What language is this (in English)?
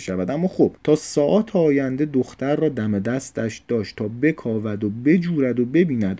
Persian